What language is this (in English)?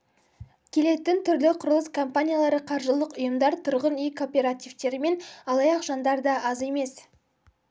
Kazakh